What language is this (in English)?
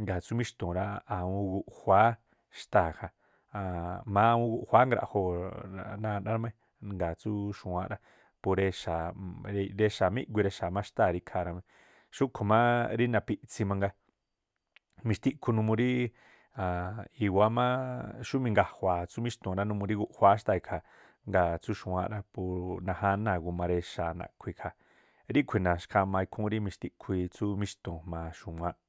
Tlacoapa Me'phaa